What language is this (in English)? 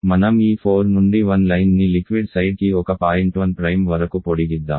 Telugu